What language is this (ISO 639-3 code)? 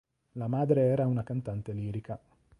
ita